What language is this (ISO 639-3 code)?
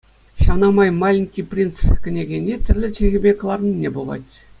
chv